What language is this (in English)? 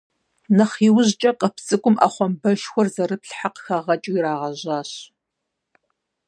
Kabardian